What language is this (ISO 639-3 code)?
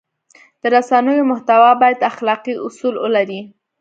pus